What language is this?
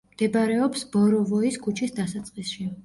Georgian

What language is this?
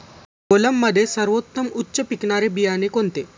Marathi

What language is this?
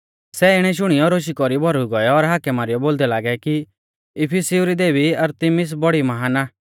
Mahasu Pahari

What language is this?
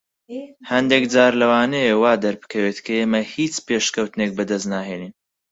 Central Kurdish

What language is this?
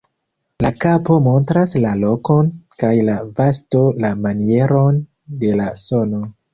Esperanto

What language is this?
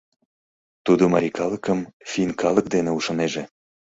Mari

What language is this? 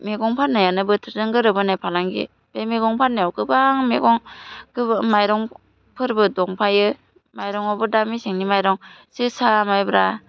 Bodo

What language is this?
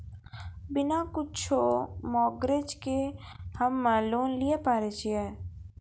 Maithili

